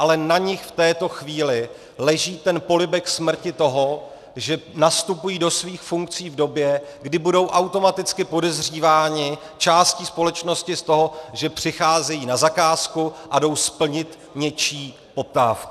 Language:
Czech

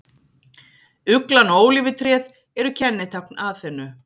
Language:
Icelandic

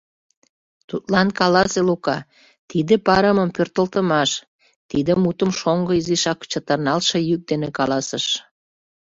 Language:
Mari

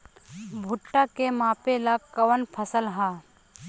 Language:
Bhojpuri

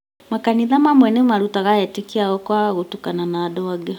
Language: Kikuyu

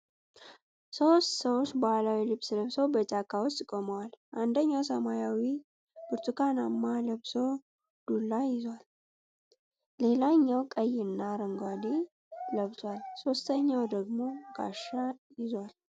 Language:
Amharic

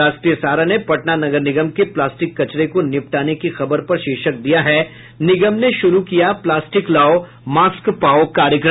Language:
Hindi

